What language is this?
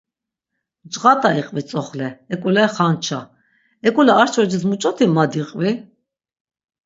Laz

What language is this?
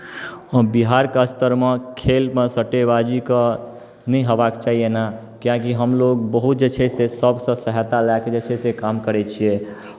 Maithili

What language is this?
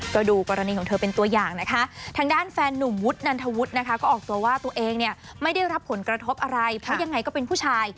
Thai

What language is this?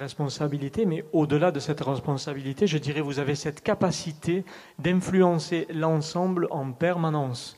French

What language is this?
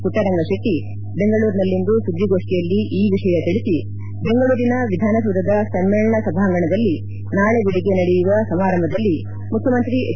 Kannada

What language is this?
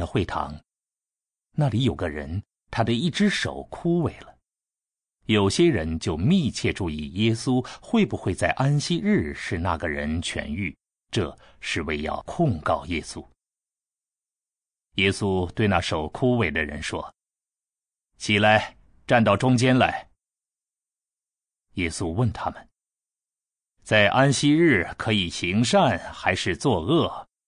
Chinese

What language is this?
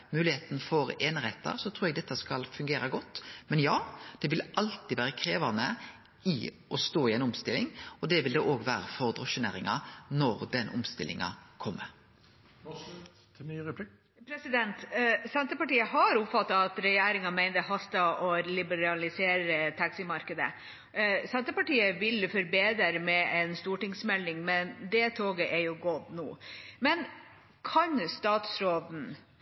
Norwegian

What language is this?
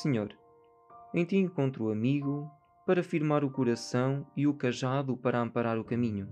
Portuguese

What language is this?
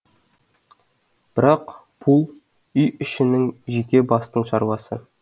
Kazakh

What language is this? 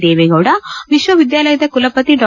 Kannada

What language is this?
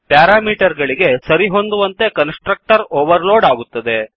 Kannada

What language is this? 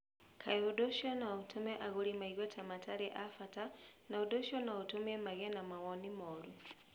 Kikuyu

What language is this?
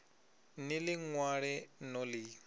Venda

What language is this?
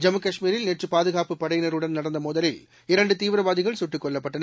Tamil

